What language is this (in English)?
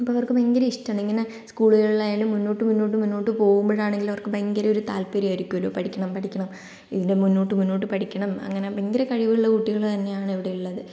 Malayalam